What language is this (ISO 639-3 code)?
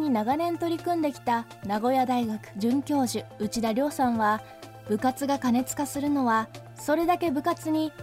jpn